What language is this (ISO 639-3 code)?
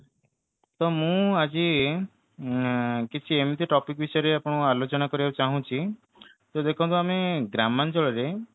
ori